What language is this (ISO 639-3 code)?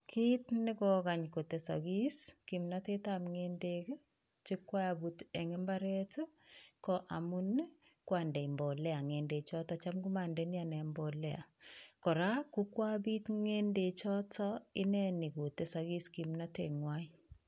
kln